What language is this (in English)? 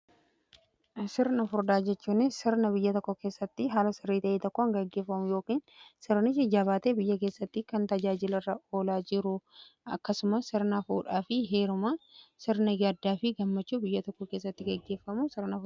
Oromo